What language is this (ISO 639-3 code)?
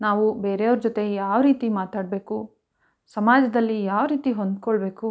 kan